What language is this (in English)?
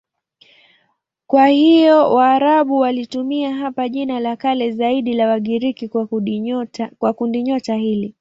Swahili